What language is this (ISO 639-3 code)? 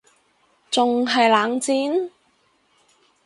yue